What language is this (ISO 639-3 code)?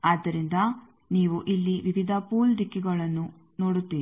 kan